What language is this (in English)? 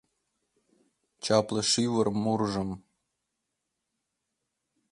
Mari